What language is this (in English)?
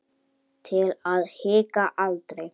Icelandic